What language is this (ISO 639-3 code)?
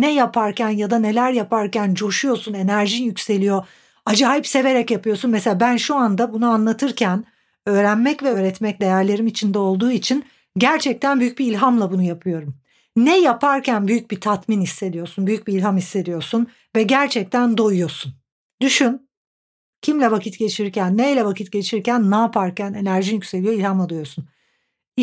tur